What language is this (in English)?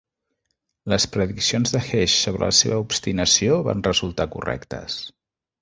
Catalan